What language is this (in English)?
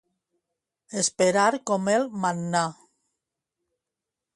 Catalan